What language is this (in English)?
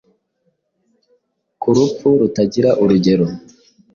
Kinyarwanda